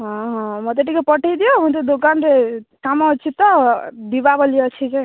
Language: Odia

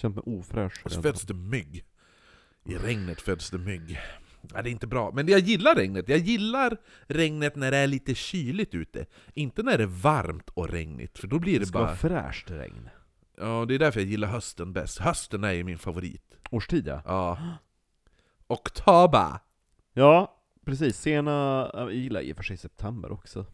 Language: Swedish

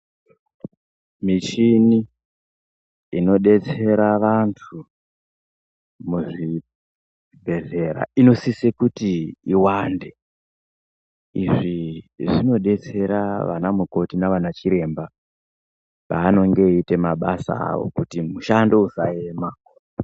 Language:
Ndau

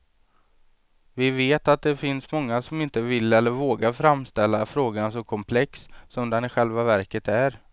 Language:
Swedish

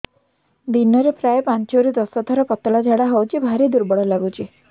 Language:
Odia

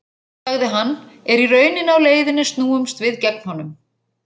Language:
Icelandic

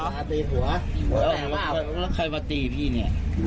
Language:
Thai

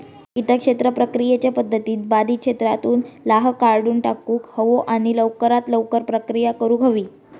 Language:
Marathi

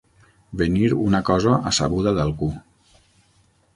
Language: Catalan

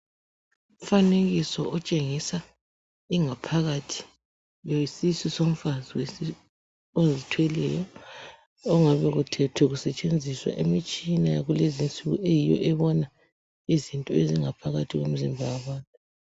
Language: North Ndebele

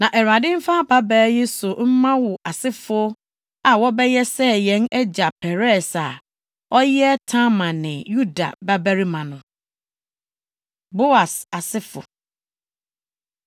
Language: Akan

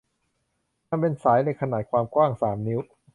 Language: Thai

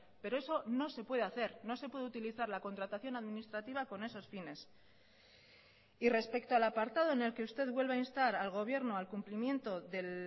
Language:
Spanish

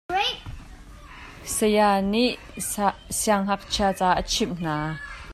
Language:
Hakha Chin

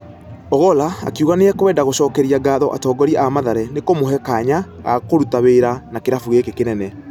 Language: Kikuyu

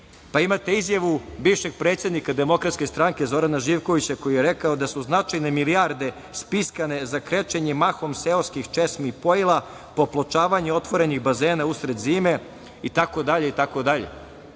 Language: Serbian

